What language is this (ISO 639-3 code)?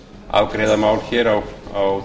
isl